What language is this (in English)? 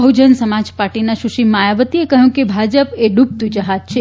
Gujarati